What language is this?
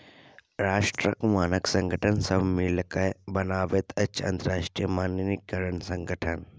Maithili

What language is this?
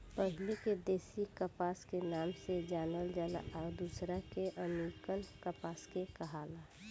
Bhojpuri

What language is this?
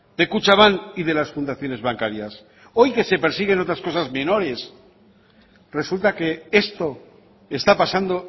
Spanish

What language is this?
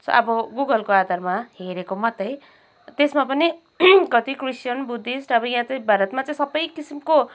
Nepali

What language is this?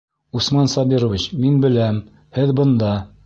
Bashkir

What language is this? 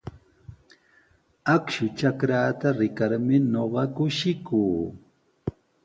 Sihuas Ancash Quechua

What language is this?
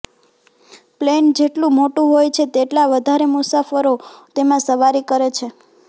Gujarati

